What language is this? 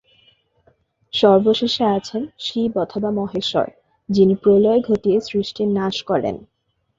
Bangla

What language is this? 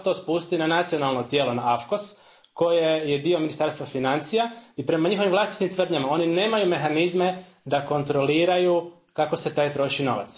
Croatian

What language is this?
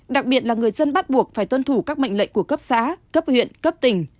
Vietnamese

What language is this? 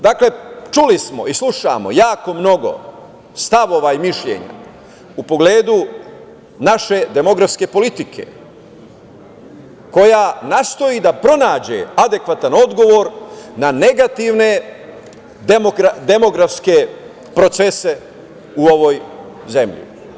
Serbian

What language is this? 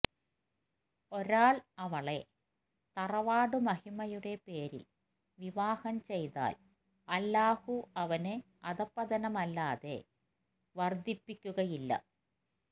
Malayalam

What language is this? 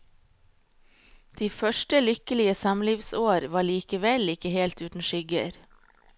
Norwegian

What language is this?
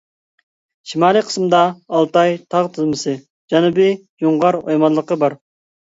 Uyghur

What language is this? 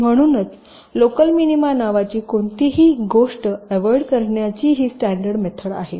Marathi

